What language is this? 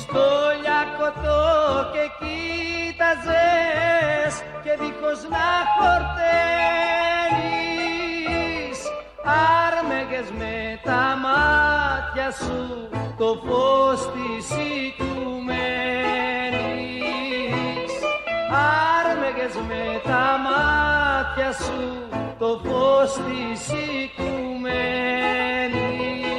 Greek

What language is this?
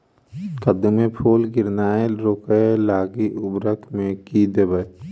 Maithili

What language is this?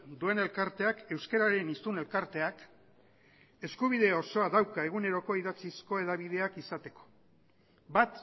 Basque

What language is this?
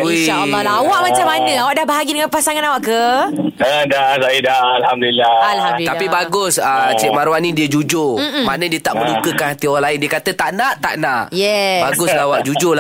Malay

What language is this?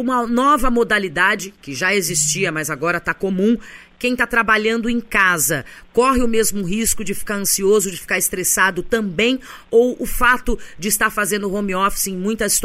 Portuguese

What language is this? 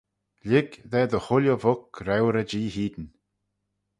Manx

